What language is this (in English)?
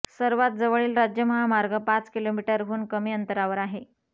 Marathi